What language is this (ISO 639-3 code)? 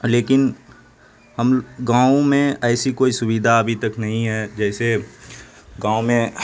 urd